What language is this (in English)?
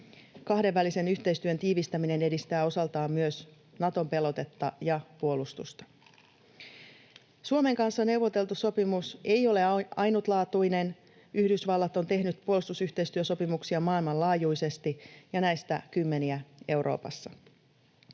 Finnish